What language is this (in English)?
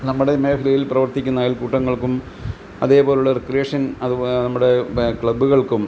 Malayalam